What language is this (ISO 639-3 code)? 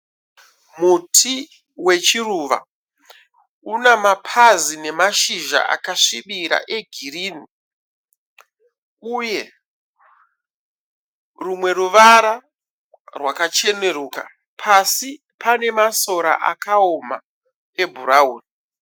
sna